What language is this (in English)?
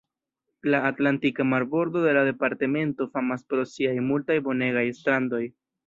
Esperanto